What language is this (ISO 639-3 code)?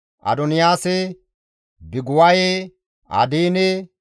gmv